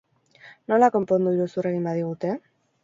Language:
Basque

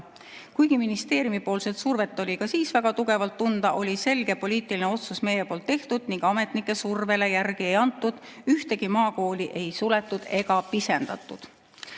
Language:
Estonian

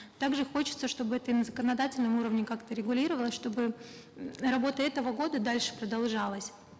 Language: Kazakh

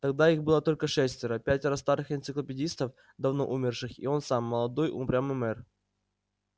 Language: Russian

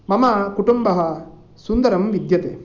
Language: Sanskrit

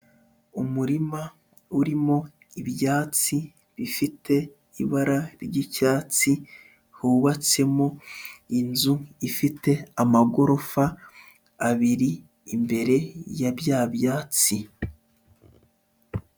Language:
Kinyarwanda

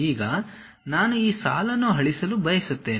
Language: Kannada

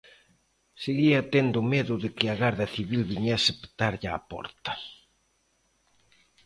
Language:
Galician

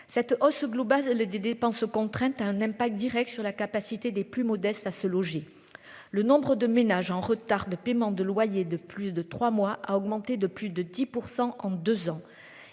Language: French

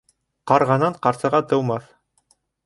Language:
Bashkir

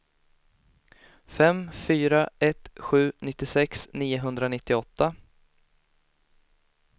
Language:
Swedish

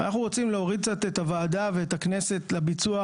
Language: Hebrew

